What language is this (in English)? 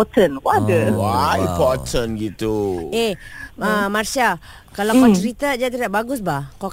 Malay